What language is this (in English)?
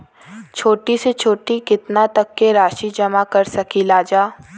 Bhojpuri